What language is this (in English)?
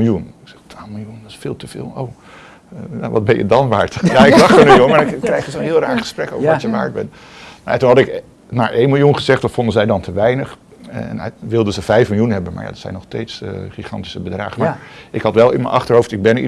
Dutch